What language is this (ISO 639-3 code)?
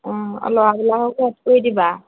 asm